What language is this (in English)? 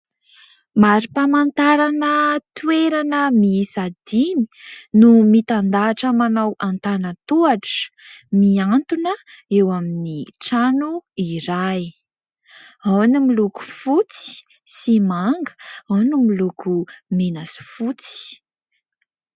Malagasy